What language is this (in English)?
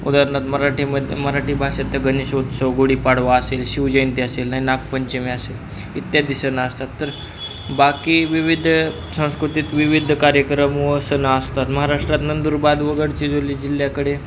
Marathi